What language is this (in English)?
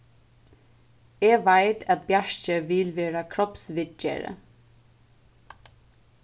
Faroese